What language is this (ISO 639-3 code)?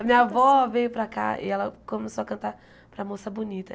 por